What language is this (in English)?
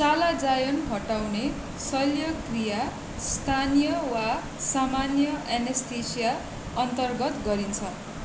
Nepali